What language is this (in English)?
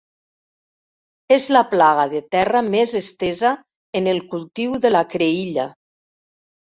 Catalan